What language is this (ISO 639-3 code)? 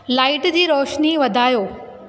snd